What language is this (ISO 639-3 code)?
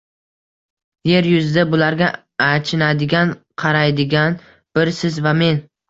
uzb